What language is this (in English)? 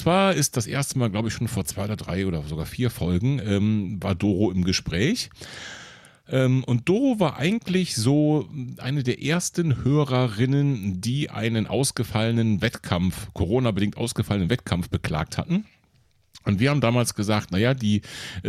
German